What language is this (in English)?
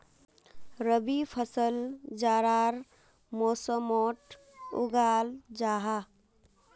Magahi